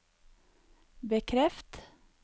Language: Norwegian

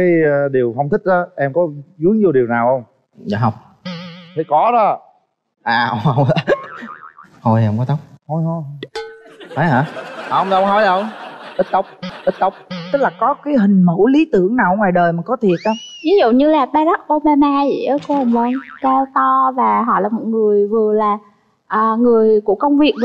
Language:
Vietnamese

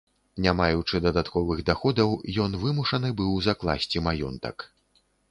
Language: Belarusian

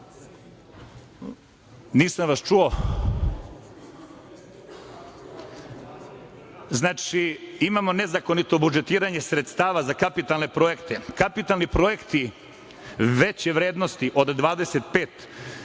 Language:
Serbian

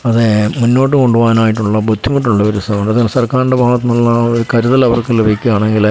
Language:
Malayalam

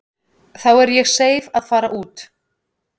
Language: Icelandic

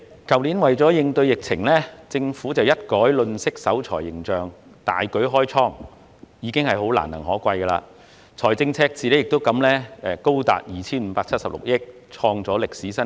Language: Cantonese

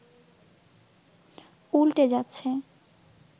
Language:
Bangla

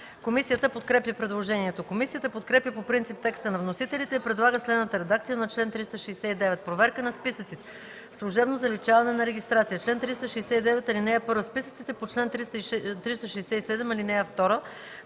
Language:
Bulgarian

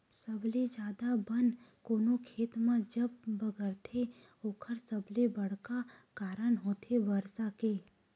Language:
Chhattisgarhi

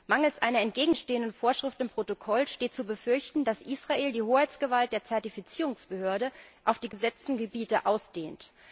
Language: German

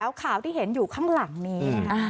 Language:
Thai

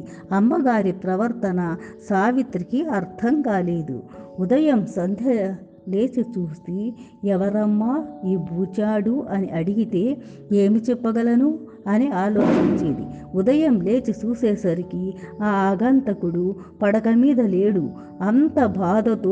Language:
Telugu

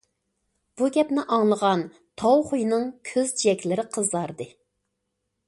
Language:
Uyghur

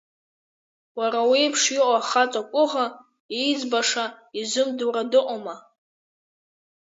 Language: Abkhazian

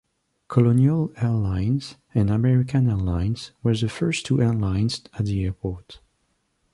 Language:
English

